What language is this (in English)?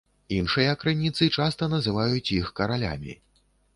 Belarusian